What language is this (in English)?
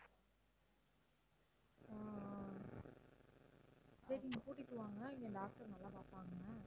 Tamil